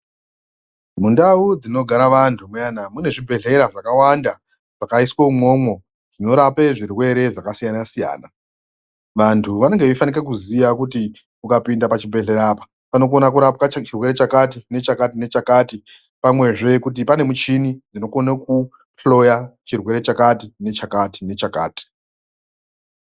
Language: Ndau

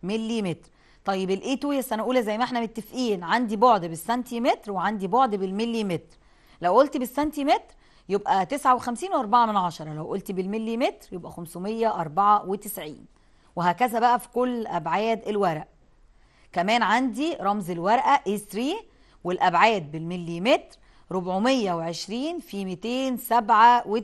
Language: Arabic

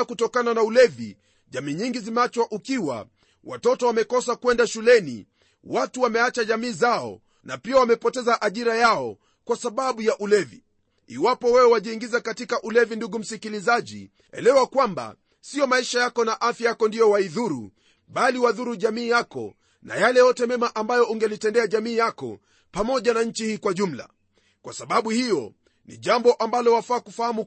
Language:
Swahili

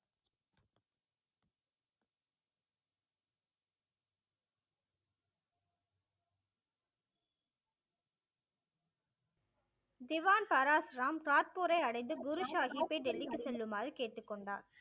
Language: Tamil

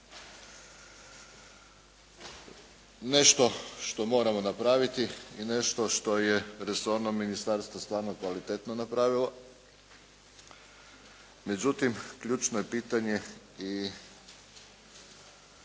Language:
Croatian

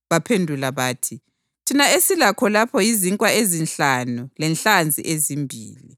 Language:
North Ndebele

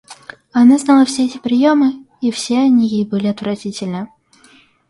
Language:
Russian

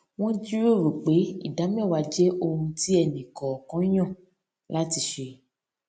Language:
Yoruba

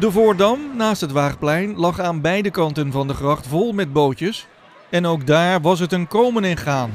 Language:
Dutch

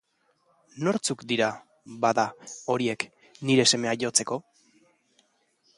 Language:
Basque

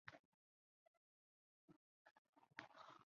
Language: Chinese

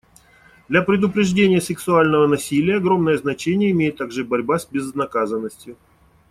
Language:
Russian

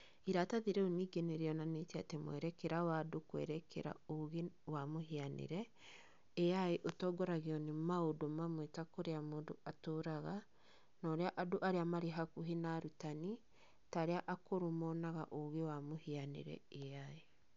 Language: Kikuyu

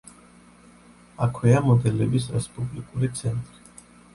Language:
Georgian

